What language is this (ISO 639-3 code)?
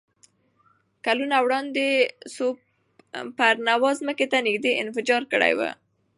pus